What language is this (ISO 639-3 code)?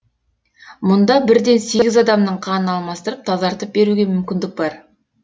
kaz